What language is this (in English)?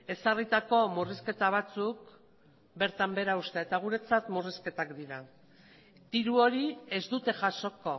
Basque